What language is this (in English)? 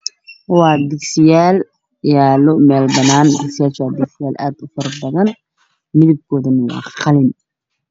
Somali